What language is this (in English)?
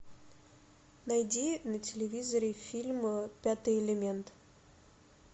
Russian